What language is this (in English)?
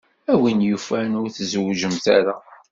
Kabyle